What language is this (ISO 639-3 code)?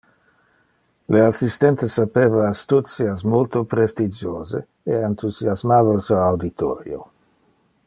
ina